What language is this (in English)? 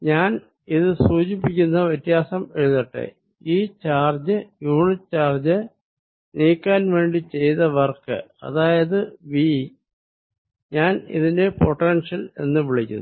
Malayalam